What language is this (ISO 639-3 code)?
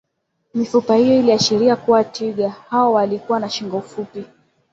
swa